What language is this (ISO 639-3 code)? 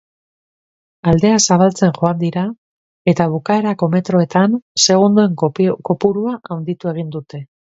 eus